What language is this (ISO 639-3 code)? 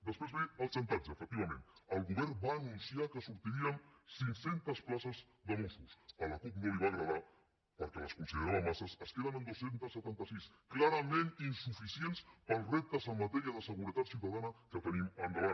cat